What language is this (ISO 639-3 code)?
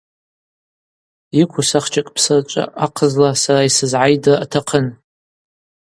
abq